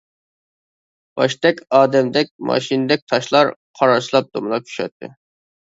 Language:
Uyghur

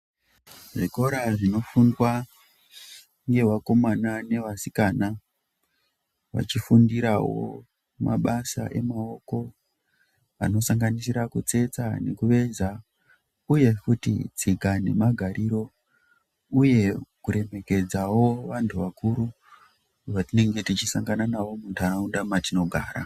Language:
Ndau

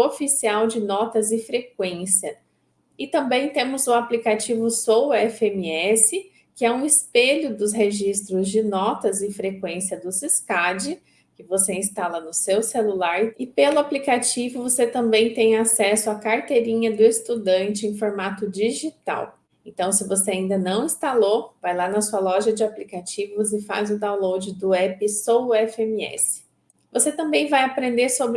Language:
Portuguese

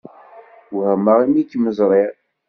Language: Kabyle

